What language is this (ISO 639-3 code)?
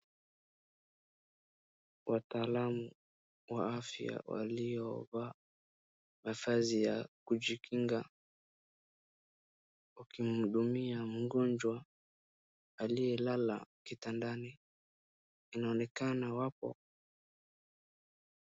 swa